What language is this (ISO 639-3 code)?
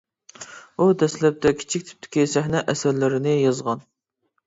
uig